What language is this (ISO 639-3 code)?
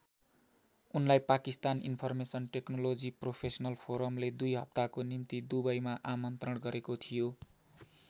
nep